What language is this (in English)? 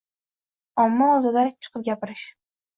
Uzbek